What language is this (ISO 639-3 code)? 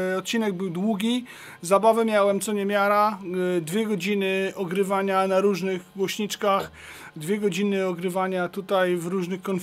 pol